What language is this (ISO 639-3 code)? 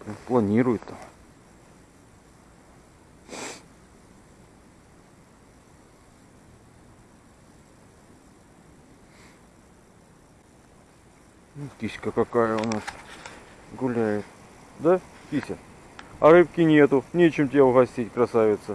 rus